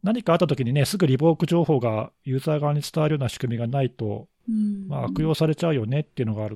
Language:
Japanese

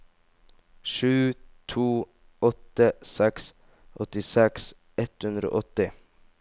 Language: Norwegian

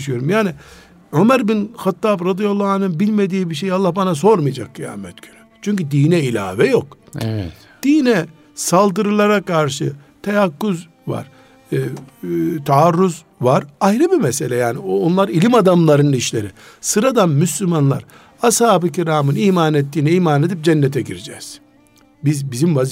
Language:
Turkish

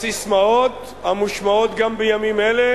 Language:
Hebrew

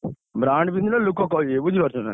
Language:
Odia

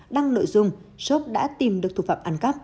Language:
Vietnamese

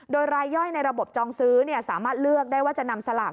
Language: Thai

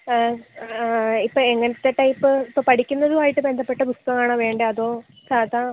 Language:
Malayalam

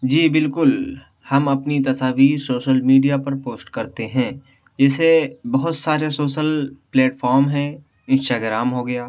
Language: Urdu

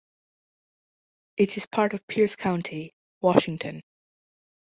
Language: English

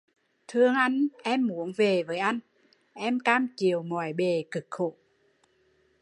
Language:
Vietnamese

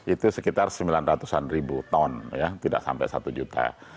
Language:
Indonesian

